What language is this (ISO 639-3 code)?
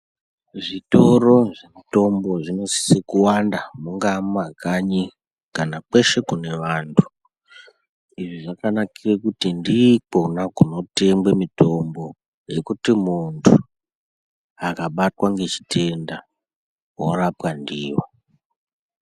ndc